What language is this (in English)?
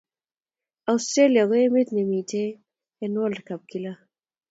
Kalenjin